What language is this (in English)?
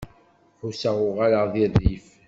Kabyle